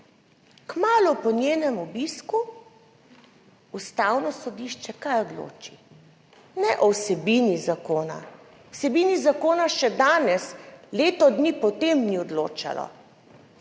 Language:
Slovenian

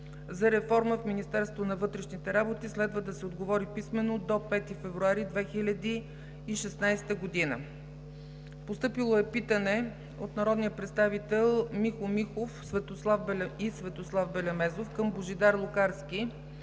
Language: Bulgarian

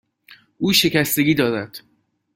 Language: Persian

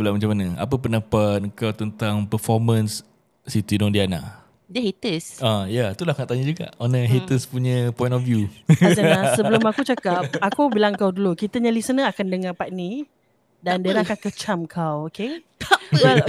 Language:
Malay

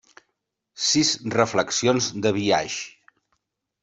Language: Catalan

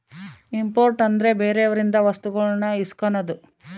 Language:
Kannada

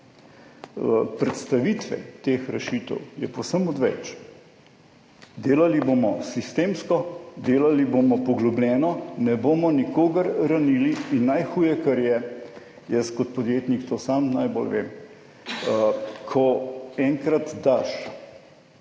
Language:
Slovenian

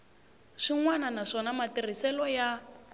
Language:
Tsonga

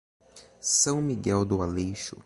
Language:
Portuguese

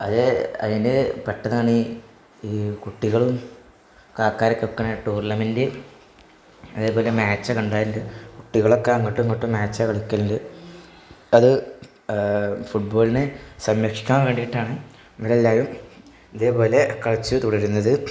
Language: Malayalam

